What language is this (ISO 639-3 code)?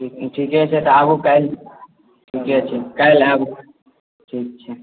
mai